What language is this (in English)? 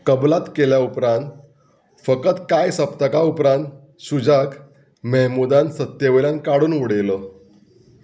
Konkani